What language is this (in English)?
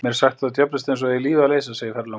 Icelandic